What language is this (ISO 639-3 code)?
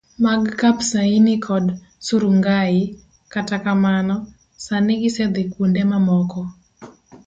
luo